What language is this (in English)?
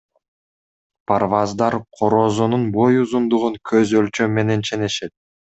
Kyrgyz